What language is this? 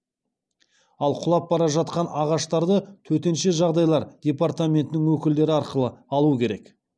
Kazakh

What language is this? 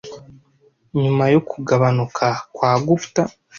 Kinyarwanda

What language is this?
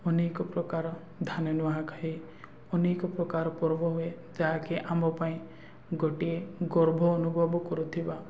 Odia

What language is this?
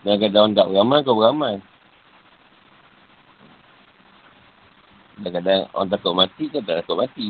Malay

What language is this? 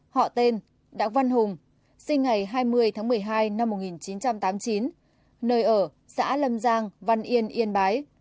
Vietnamese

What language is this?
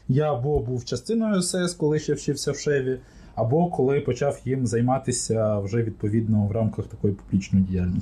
Ukrainian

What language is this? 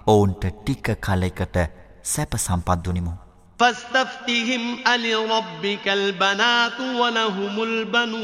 Arabic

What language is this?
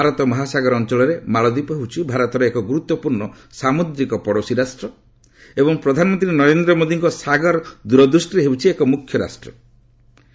Odia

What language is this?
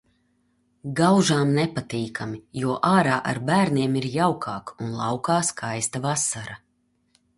Latvian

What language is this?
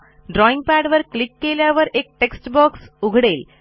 Marathi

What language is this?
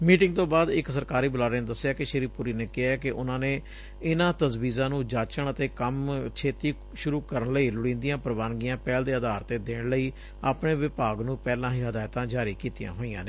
Punjabi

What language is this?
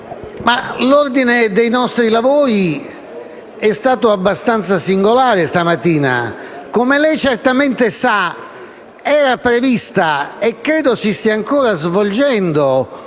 Italian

